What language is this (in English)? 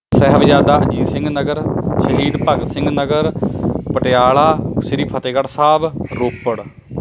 Punjabi